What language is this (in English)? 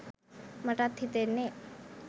Sinhala